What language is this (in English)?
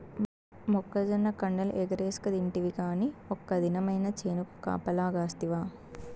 Telugu